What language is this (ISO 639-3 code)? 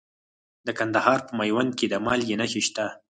pus